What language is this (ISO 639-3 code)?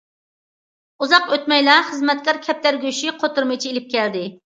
uig